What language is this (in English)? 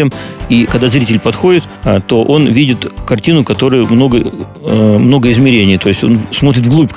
Russian